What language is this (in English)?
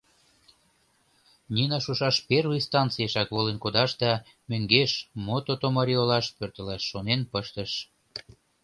Mari